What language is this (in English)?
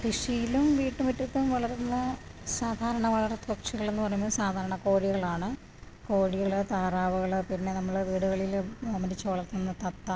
Malayalam